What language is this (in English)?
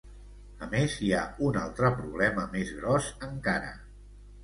Catalan